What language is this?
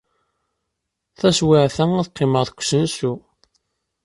Kabyle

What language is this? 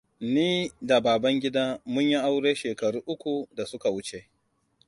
Hausa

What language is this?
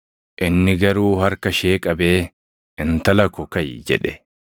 Oromo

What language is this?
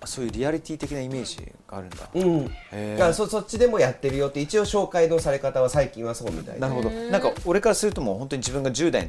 Japanese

